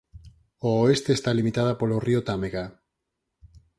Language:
Galician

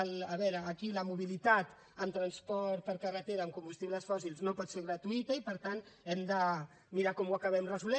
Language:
Catalan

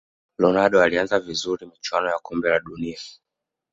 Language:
Swahili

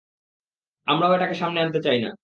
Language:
Bangla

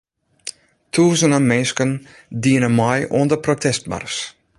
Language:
Western Frisian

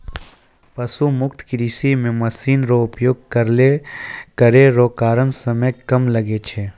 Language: Maithili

